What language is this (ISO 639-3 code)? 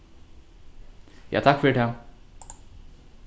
fao